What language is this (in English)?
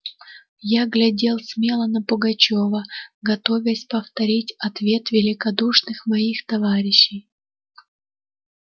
Russian